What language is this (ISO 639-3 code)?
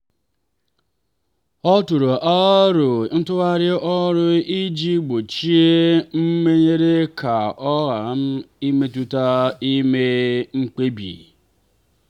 ibo